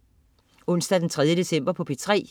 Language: Danish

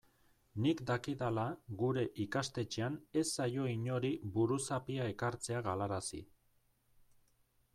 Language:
Basque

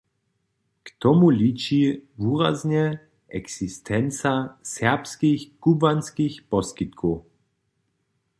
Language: Upper Sorbian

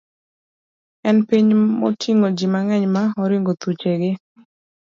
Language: Luo (Kenya and Tanzania)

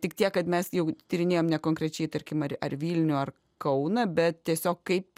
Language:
Lithuanian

